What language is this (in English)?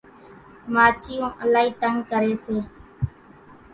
Kachi Koli